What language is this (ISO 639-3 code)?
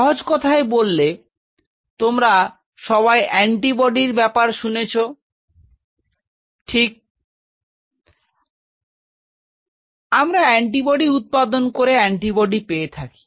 ben